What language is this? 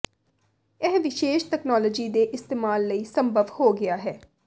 Punjabi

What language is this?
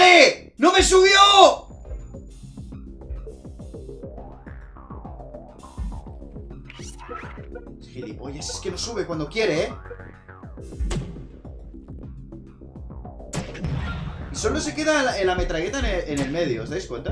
Spanish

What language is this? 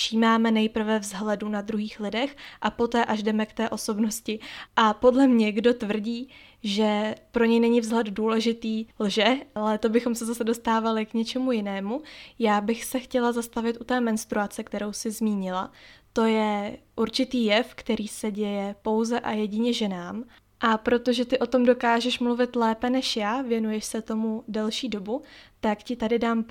Czech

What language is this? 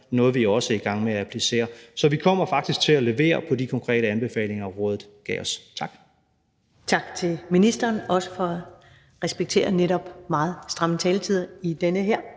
Danish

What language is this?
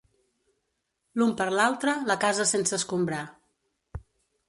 Catalan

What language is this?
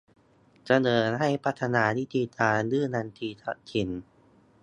Thai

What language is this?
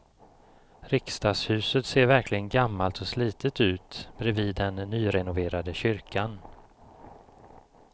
Swedish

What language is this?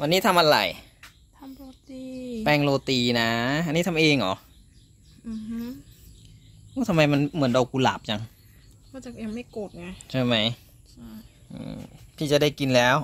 Thai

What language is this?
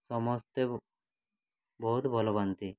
Odia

